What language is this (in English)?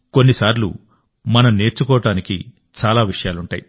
Telugu